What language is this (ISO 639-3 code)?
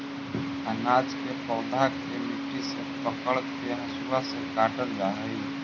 mag